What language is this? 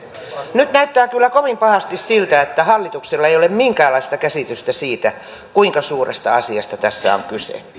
Finnish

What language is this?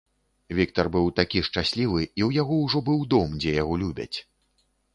Belarusian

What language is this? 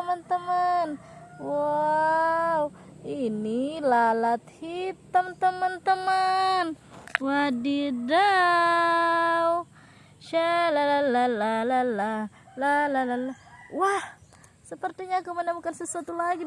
Indonesian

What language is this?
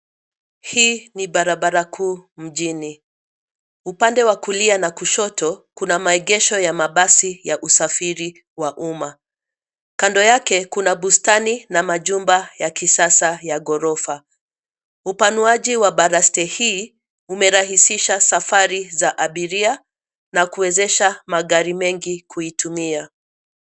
Swahili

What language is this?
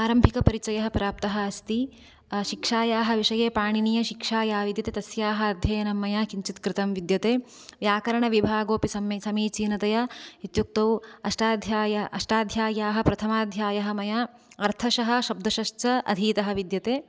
Sanskrit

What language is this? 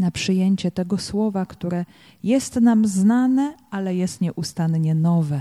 Polish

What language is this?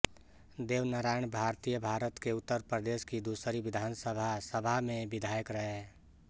Hindi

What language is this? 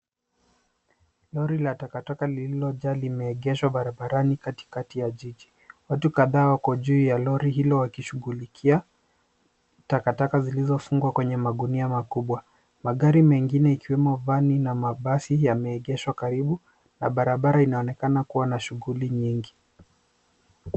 Swahili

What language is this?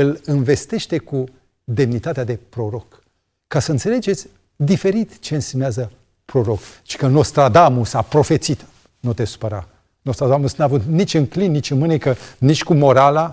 Romanian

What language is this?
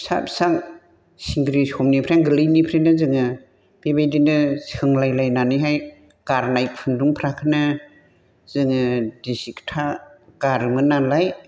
Bodo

